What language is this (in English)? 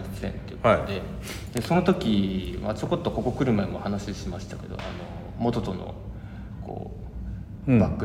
Japanese